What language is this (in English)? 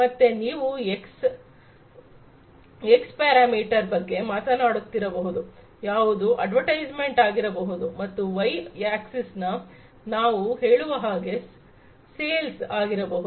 Kannada